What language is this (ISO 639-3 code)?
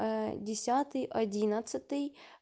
rus